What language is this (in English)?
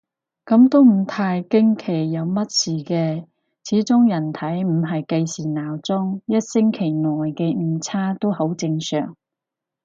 Cantonese